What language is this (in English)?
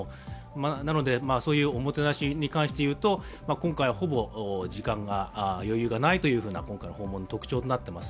Japanese